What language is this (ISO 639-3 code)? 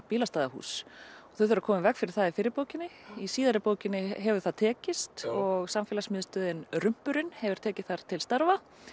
isl